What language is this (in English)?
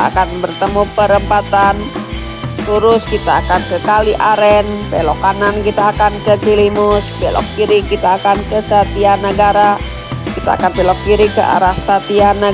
Indonesian